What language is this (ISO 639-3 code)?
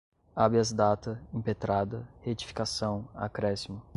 por